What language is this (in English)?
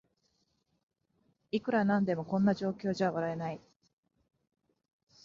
Japanese